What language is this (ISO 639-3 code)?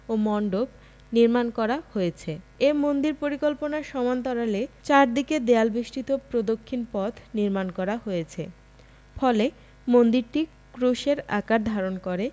ben